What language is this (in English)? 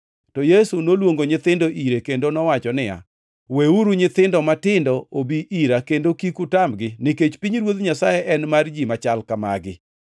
Luo (Kenya and Tanzania)